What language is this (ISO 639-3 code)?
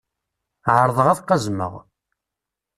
kab